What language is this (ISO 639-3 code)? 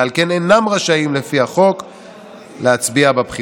heb